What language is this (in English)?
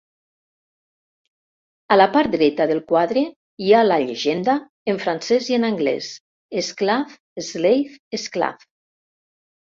Catalan